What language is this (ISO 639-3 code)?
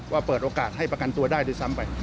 tha